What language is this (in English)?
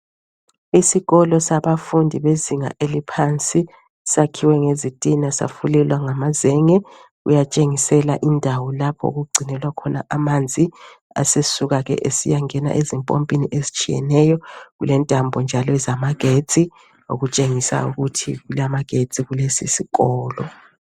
North Ndebele